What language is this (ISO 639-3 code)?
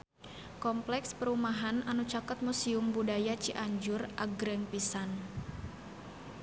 sun